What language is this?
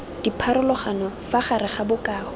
Tswana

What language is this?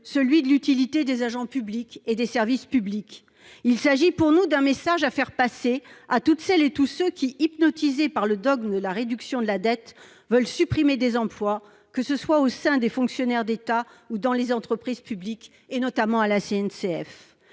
French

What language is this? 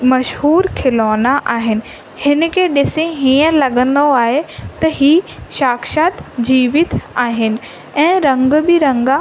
Sindhi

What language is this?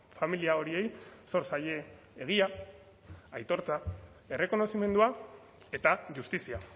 Basque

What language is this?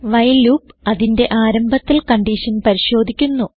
Malayalam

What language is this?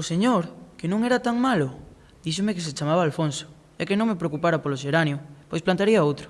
Spanish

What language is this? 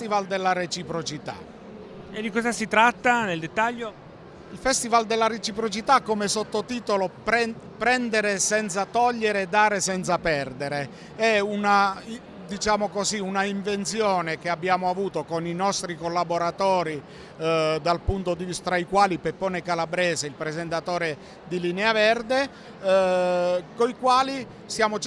Italian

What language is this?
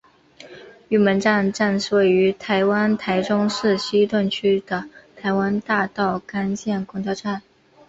Chinese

